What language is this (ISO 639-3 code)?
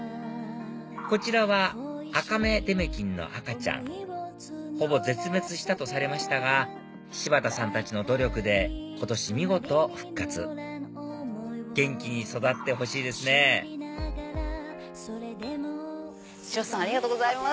jpn